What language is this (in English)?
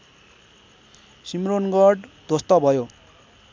Nepali